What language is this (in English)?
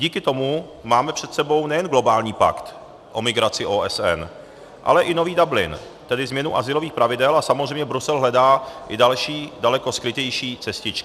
Czech